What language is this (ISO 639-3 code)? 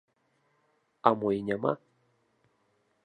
bel